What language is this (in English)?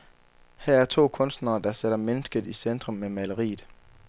Danish